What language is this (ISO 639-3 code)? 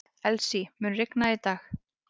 isl